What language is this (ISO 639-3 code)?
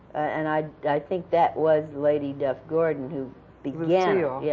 eng